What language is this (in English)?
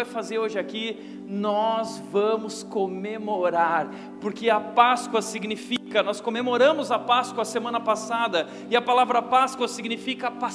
Portuguese